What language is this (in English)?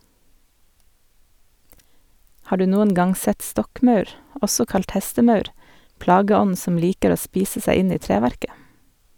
Norwegian